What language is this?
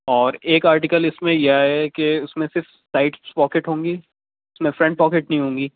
Urdu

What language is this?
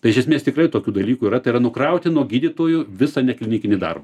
Lithuanian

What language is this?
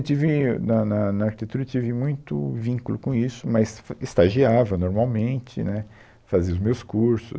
Portuguese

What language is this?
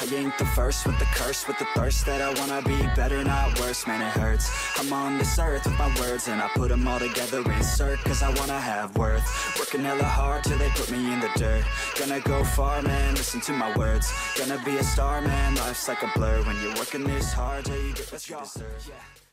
Thai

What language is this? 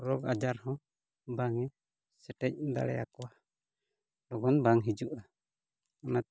Santali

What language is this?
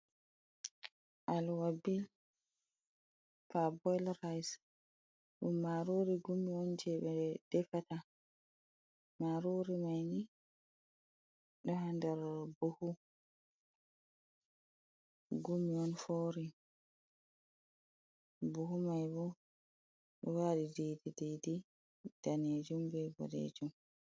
Fula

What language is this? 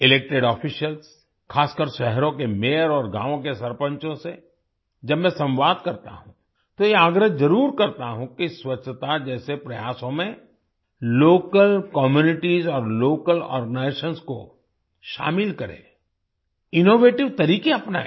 Hindi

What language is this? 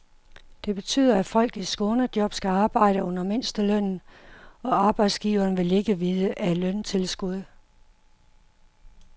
Danish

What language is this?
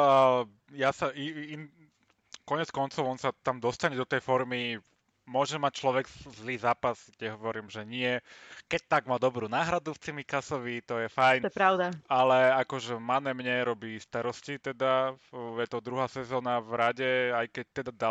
Slovak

